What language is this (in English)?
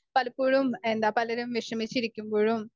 Malayalam